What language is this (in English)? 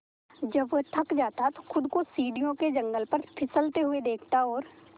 Hindi